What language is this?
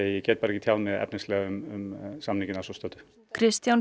Icelandic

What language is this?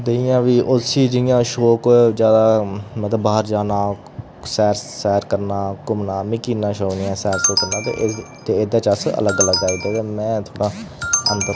Dogri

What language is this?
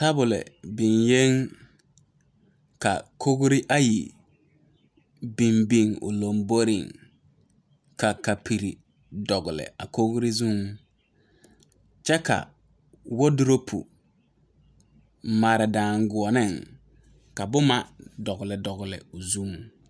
Southern Dagaare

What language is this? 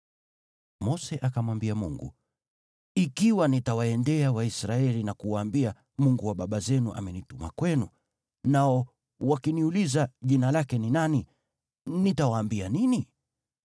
Swahili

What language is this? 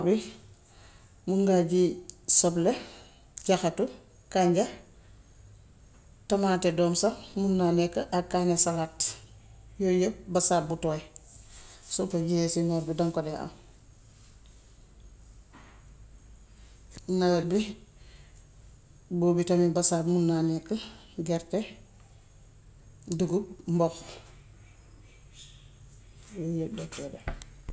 Gambian Wolof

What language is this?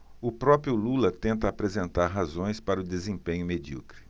Portuguese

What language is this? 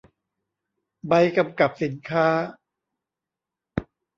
Thai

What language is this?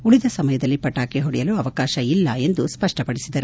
Kannada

